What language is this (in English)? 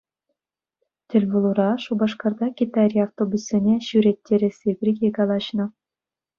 Chuvash